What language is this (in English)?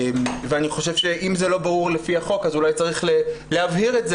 Hebrew